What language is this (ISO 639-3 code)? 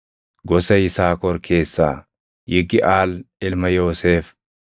orm